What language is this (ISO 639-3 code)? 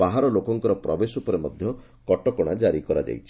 ori